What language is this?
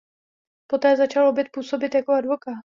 Czech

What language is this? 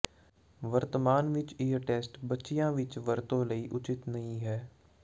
Punjabi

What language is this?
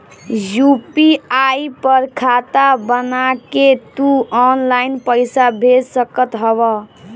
Bhojpuri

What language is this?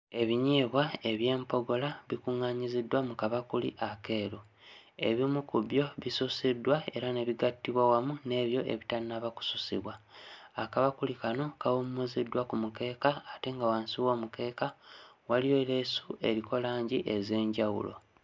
Ganda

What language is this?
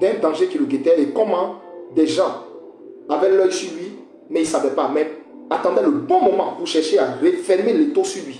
French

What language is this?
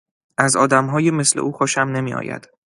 Persian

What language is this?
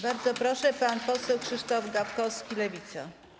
Polish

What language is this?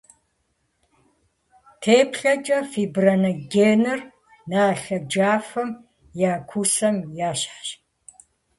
Kabardian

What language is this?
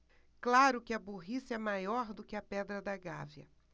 Portuguese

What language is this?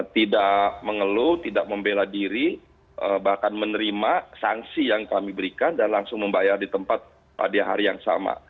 Indonesian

